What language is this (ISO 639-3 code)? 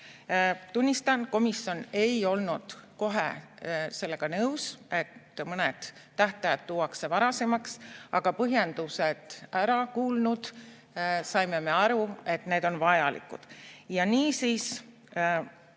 est